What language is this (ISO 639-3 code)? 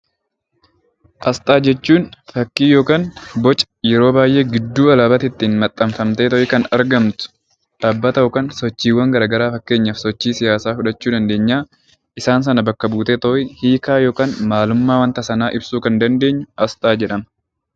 orm